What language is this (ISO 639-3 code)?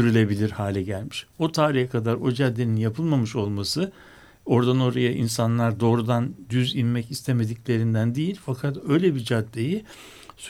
tur